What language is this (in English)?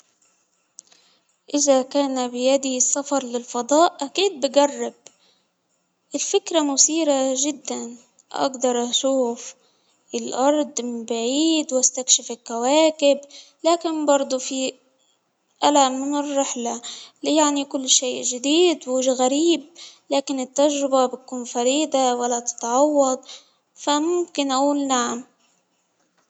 Hijazi Arabic